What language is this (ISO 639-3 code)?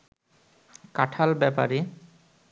ben